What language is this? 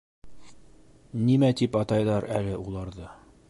Bashkir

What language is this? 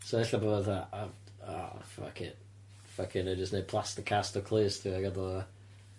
Welsh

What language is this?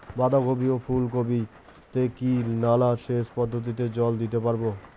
Bangla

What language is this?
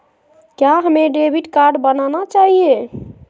Magahi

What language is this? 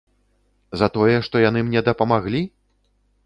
Belarusian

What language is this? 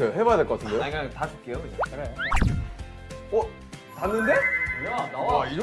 Korean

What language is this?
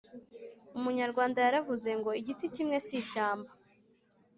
Kinyarwanda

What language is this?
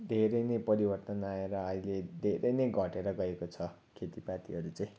Nepali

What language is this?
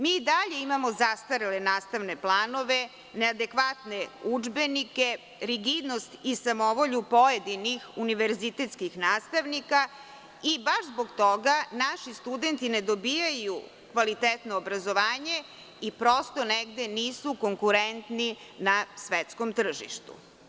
Serbian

